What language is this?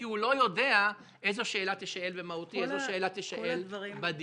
Hebrew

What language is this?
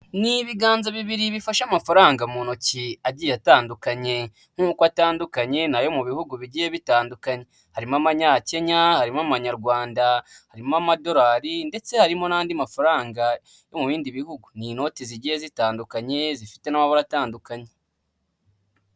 Kinyarwanda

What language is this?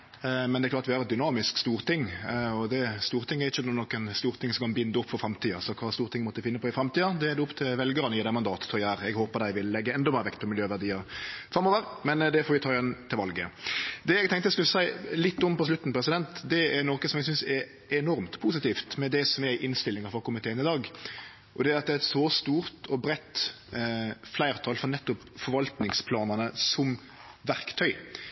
Norwegian Nynorsk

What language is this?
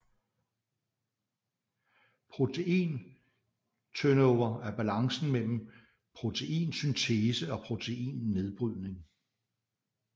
Danish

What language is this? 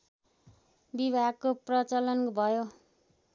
Nepali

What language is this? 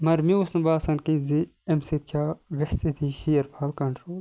Kashmiri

